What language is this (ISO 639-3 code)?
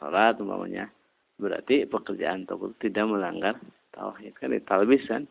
ind